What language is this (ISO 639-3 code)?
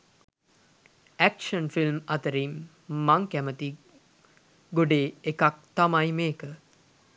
sin